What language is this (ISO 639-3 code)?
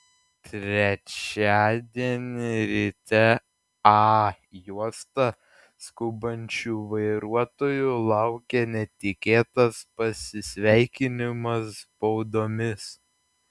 lit